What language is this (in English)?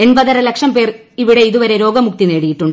Malayalam